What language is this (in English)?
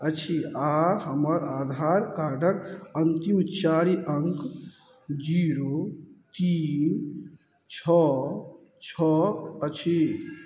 Maithili